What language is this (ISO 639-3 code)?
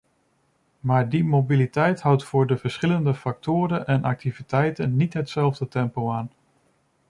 nld